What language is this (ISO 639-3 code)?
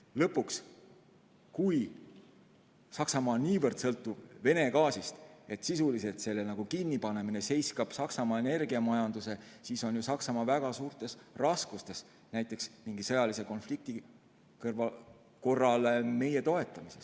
est